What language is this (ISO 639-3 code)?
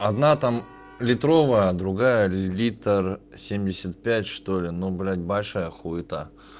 rus